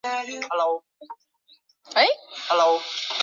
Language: Chinese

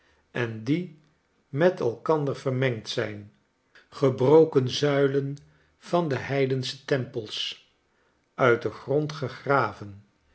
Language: Dutch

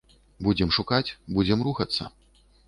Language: Belarusian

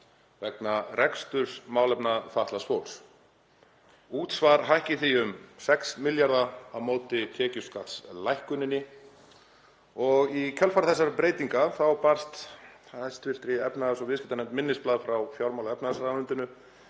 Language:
Icelandic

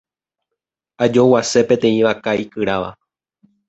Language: Guarani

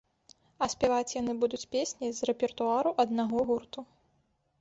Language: Belarusian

